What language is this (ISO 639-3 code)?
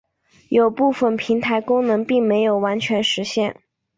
zho